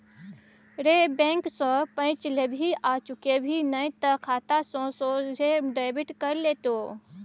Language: Maithili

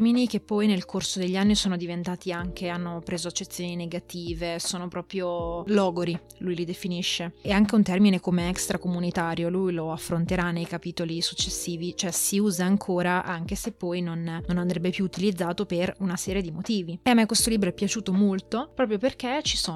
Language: Italian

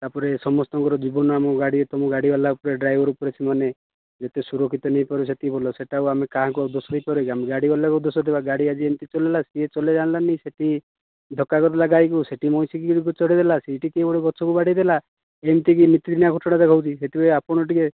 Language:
Odia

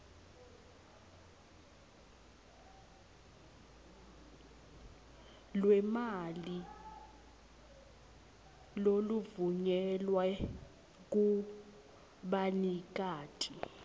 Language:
Swati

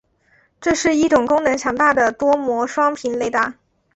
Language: Chinese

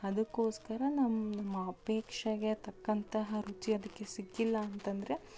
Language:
Kannada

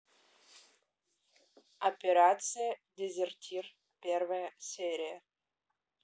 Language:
Russian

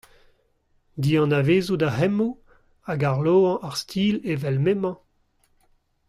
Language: Breton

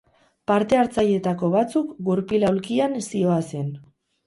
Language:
Basque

